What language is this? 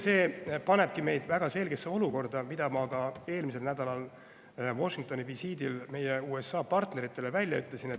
Estonian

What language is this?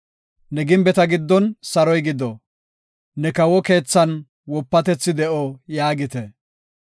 Gofa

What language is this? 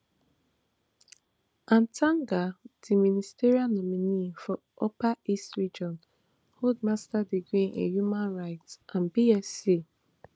Nigerian Pidgin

